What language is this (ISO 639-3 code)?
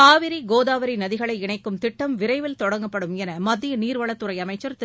tam